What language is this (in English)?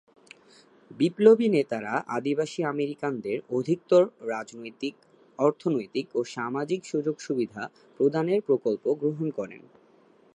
Bangla